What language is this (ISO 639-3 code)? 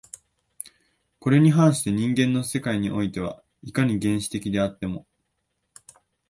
jpn